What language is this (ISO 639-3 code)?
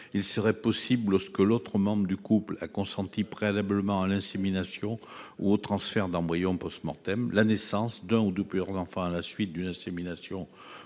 fra